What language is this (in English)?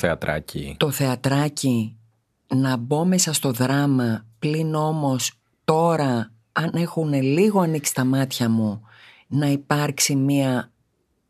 Greek